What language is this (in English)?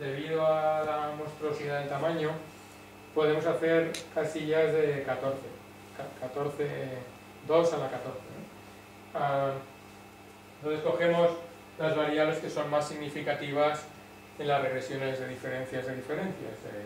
Spanish